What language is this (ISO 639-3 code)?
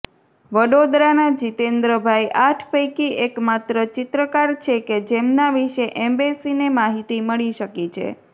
guj